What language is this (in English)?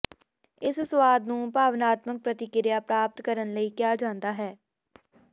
Punjabi